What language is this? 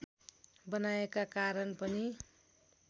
Nepali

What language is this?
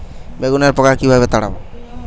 Bangla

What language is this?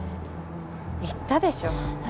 Japanese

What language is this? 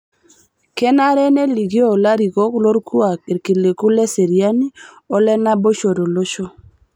Masai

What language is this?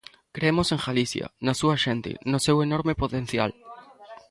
Galician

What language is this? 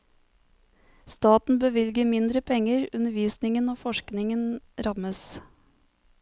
Norwegian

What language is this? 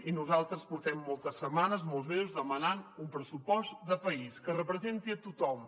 Catalan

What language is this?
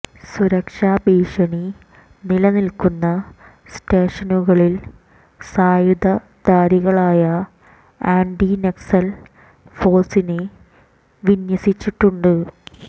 Malayalam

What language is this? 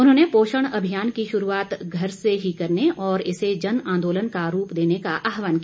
Hindi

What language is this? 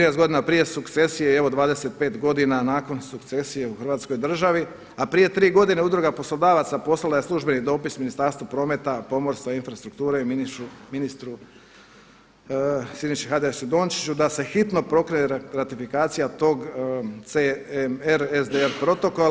Croatian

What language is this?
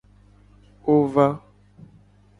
Gen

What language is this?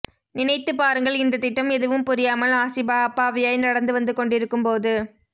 Tamil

